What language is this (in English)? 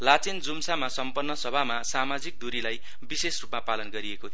Nepali